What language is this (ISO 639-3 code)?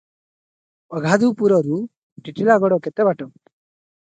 ori